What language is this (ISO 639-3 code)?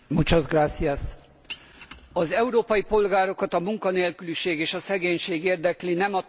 hun